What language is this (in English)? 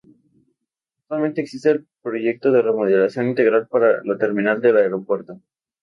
Spanish